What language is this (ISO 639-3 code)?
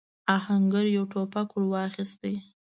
pus